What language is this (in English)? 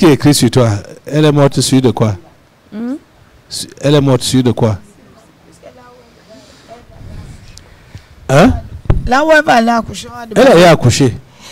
French